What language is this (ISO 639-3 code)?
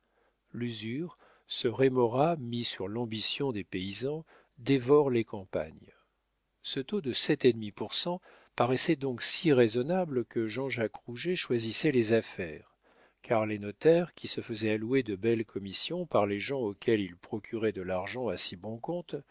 fra